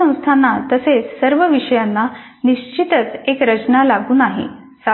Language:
Marathi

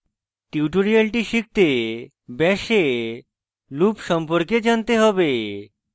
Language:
Bangla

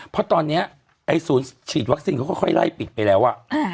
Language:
Thai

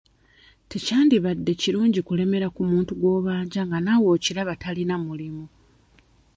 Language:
Ganda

